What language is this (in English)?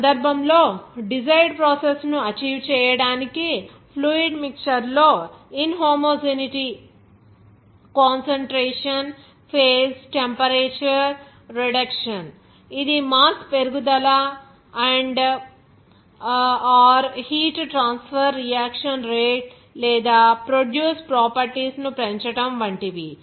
Telugu